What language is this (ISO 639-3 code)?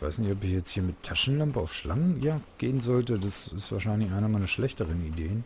deu